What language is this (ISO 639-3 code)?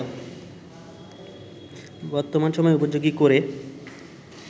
ben